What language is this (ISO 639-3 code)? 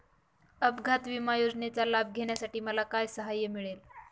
mar